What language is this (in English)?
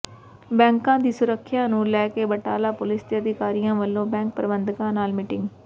Punjabi